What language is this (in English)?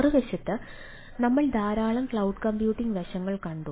Malayalam